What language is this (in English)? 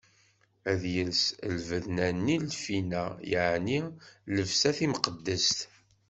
Kabyle